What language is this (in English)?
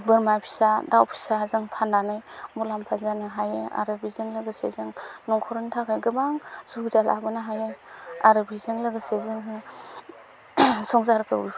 Bodo